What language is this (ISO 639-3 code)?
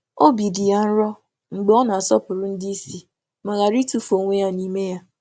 ibo